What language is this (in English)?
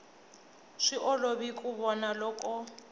Tsonga